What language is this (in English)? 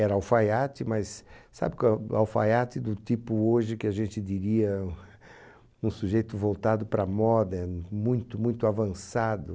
Portuguese